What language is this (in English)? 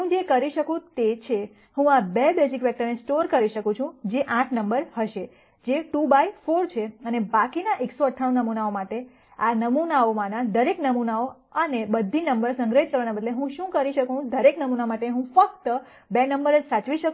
Gujarati